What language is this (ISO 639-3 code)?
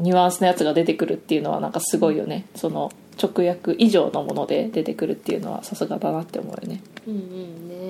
jpn